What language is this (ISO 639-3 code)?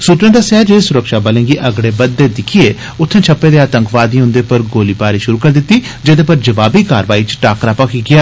doi